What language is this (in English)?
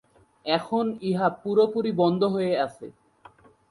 Bangla